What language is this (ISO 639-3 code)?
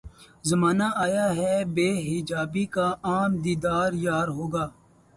urd